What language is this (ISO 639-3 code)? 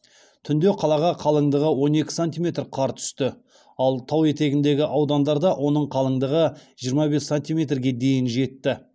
kaz